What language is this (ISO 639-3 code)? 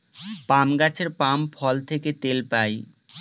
ben